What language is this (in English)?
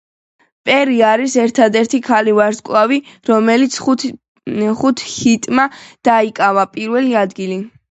Georgian